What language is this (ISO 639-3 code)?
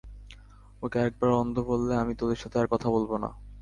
ben